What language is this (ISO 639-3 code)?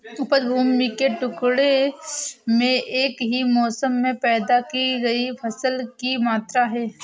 hin